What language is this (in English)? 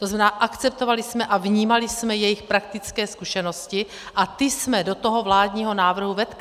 Czech